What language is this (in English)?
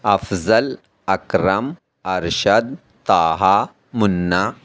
Urdu